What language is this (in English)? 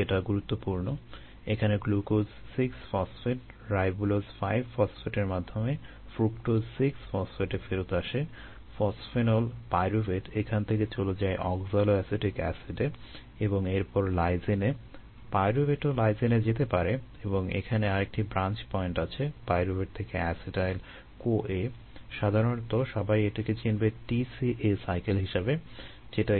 Bangla